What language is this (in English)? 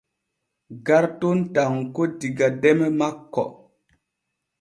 Borgu Fulfulde